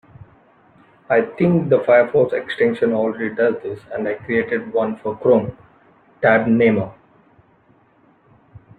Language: English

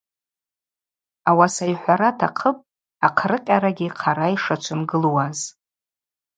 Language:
Abaza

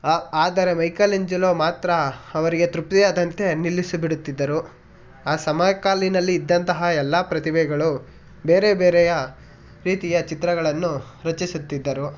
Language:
Kannada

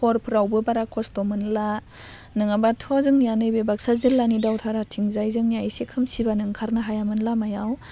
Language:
Bodo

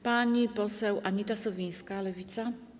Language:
Polish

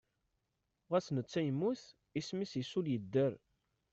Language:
Kabyle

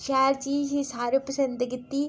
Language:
Dogri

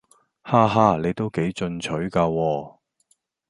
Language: Cantonese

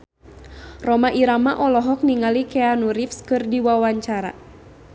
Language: Sundanese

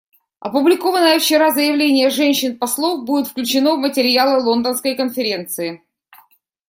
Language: Russian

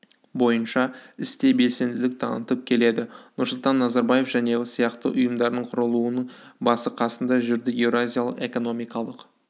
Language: Kazakh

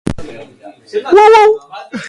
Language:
Basque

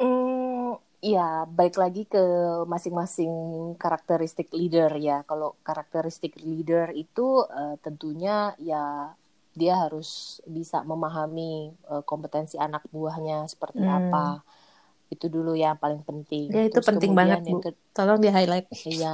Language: Indonesian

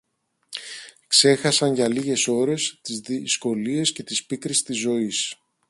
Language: Greek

